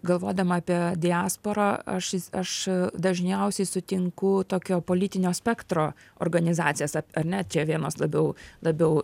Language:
Lithuanian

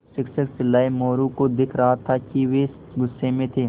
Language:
Hindi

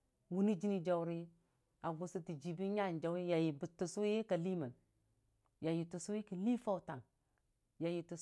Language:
Dijim-Bwilim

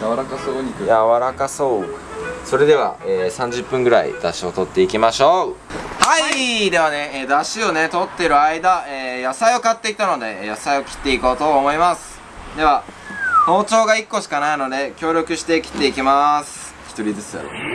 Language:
Japanese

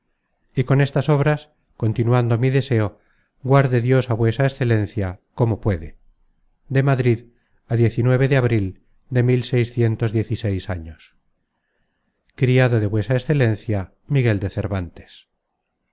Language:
Spanish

